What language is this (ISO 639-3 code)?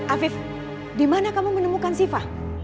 ind